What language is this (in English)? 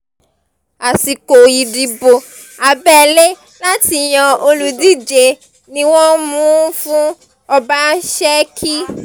Yoruba